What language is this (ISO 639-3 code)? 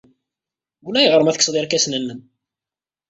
kab